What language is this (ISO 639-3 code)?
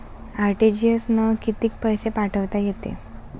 mar